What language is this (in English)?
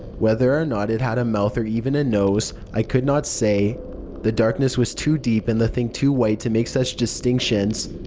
English